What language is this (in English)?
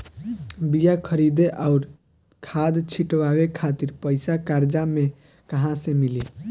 Bhojpuri